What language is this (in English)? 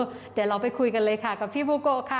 Thai